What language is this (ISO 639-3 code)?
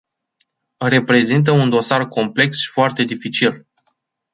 ron